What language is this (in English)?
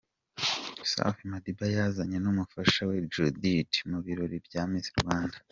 Kinyarwanda